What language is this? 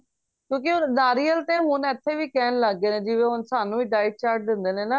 Punjabi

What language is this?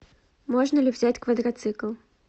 Russian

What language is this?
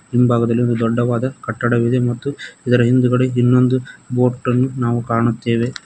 Kannada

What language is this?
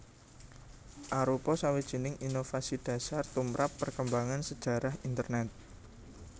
Javanese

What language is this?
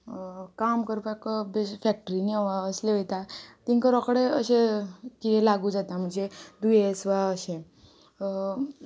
Konkani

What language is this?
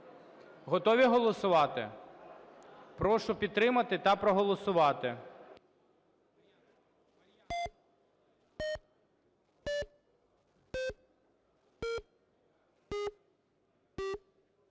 Ukrainian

